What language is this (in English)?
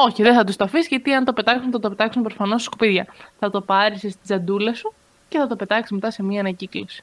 Greek